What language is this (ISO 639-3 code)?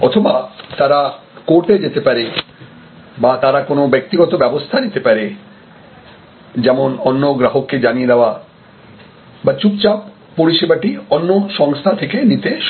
ben